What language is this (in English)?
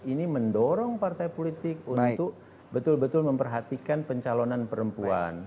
Indonesian